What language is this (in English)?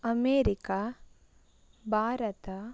Kannada